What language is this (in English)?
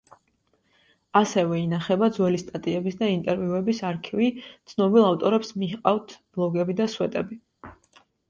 Georgian